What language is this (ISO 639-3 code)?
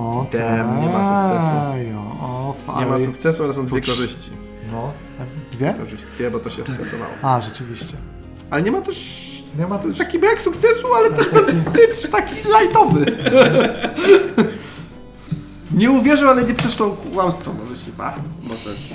pol